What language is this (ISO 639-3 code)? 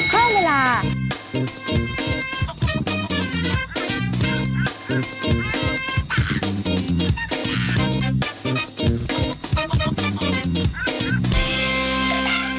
tha